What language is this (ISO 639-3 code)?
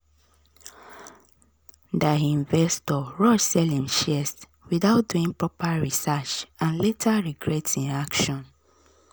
pcm